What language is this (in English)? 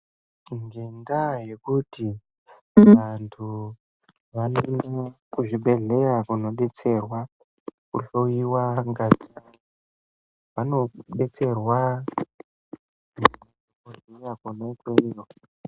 Ndau